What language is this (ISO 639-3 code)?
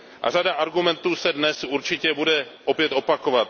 ces